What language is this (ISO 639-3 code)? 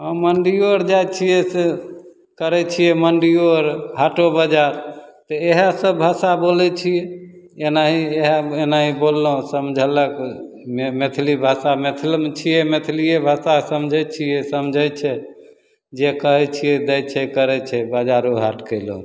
mai